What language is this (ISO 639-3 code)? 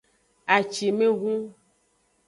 ajg